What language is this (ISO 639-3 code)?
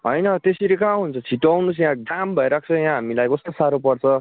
nep